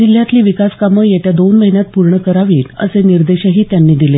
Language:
Marathi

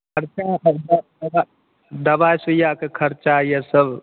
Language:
Maithili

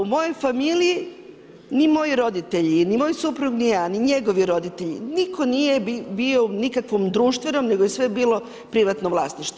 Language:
Croatian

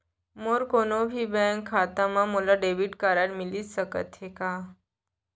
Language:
Chhattisgarhi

